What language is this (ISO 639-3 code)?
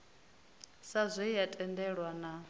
ven